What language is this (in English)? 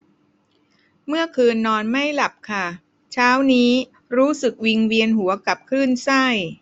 Thai